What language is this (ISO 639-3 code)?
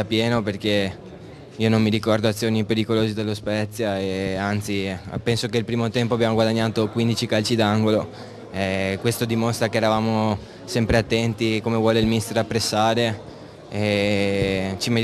ita